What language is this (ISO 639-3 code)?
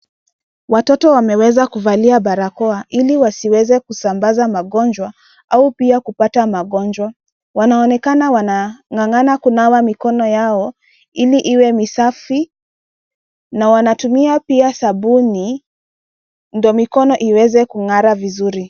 swa